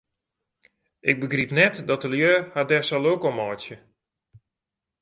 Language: Western Frisian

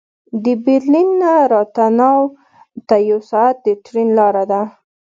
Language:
Pashto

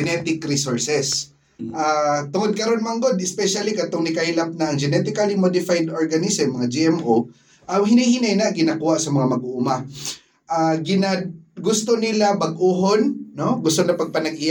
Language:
Filipino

